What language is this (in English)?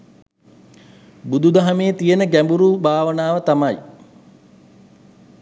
Sinhala